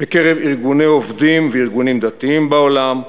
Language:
Hebrew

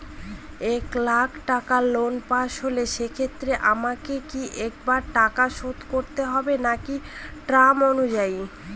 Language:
Bangla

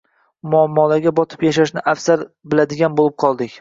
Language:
Uzbek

